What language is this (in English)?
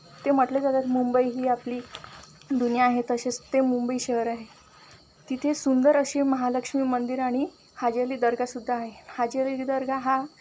Marathi